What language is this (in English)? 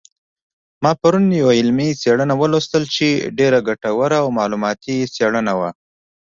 Pashto